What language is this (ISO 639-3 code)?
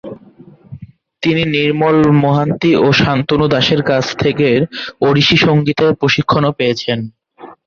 ben